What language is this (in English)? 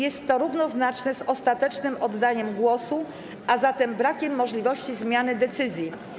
Polish